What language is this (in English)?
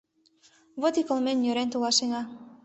Mari